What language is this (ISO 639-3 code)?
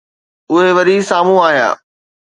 snd